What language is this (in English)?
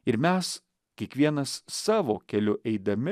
Lithuanian